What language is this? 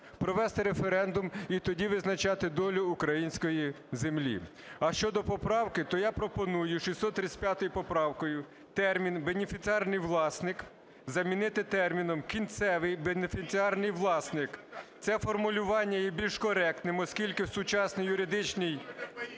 Ukrainian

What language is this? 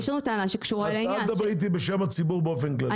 Hebrew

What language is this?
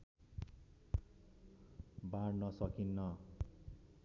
Nepali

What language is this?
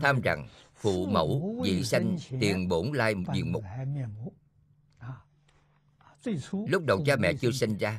Vietnamese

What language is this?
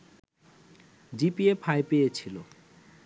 Bangla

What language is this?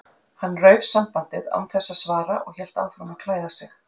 Icelandic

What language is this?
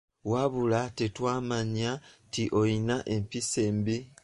Ganda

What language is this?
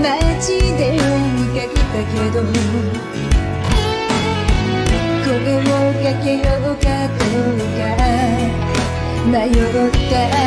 Turkish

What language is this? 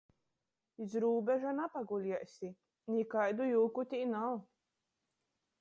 Latgalian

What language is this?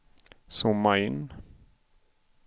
Swedish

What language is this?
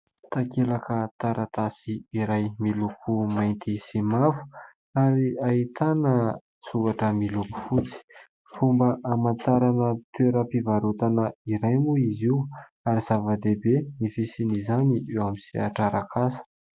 Malagasy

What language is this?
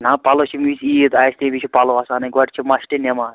Kashmiri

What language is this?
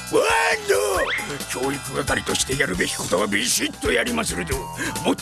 Japanese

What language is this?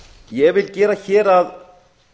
Icelandic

